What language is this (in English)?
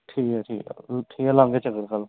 Dogri